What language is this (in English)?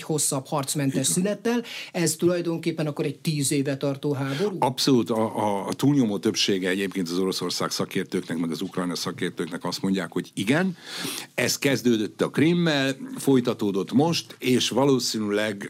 Hungarian